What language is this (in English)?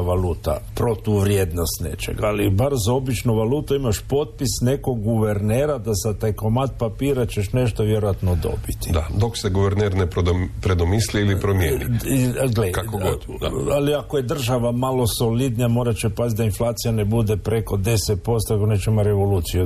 Croatian